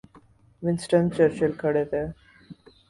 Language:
Urdu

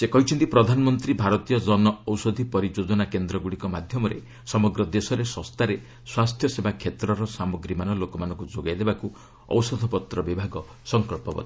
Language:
Odia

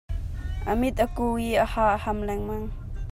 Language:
Hakha Chin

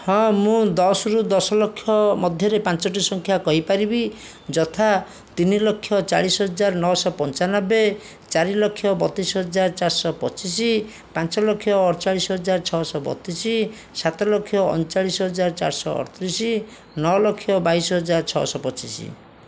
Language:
Odia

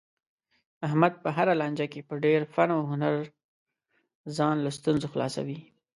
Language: Pashto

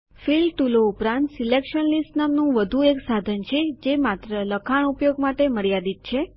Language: Gujarati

